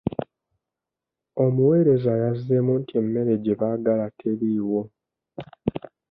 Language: Ganda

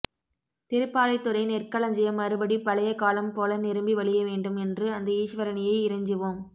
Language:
Tamil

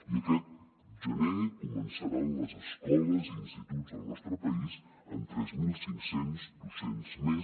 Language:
Catalan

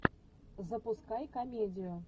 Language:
Russian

